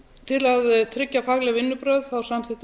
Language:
Icelandic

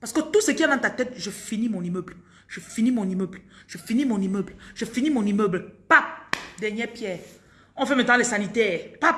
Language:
French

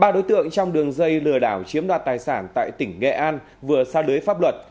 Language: Vietnamese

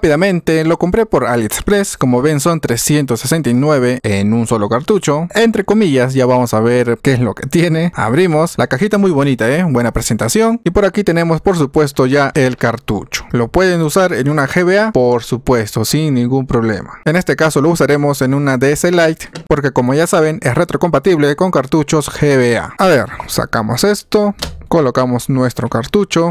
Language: Spanish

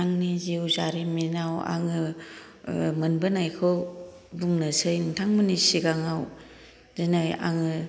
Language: Bodo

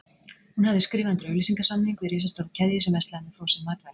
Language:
Icelandic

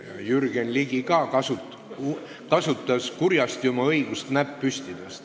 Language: Estonian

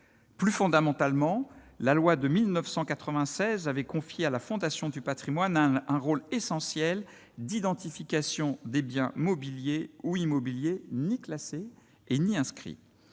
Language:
French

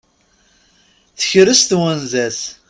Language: Kabyle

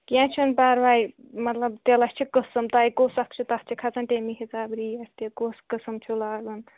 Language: Kashmiri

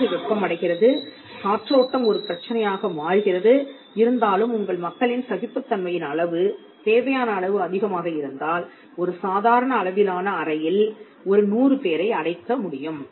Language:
Tamil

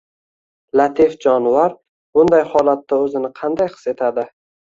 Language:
Uzbek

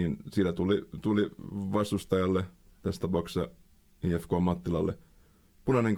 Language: Finnish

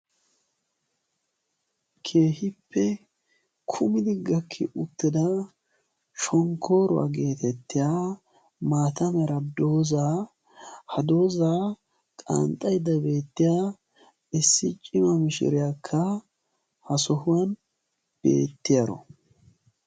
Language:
Wolaytta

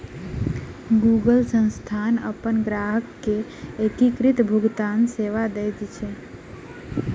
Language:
Maithili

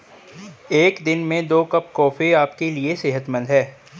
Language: Hindi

